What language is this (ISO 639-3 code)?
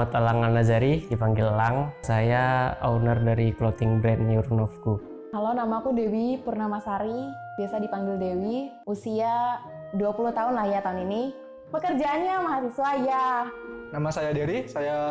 ind